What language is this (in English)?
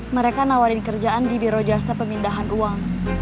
Indonesian